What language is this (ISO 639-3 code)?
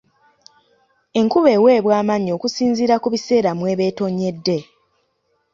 lug